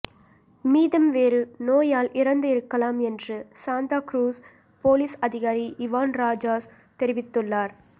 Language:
Tamil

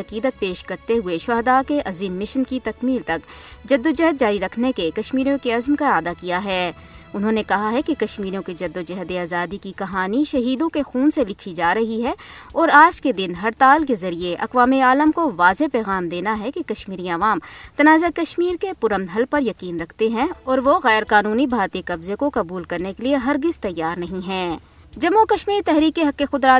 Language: Urdu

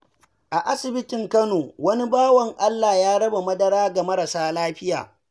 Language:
Hausa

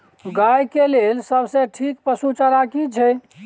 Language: Maithili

